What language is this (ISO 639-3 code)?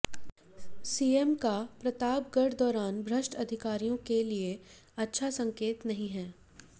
hin